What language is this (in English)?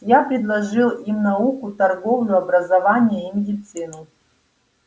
Russian